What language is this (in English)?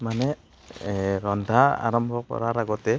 Assamese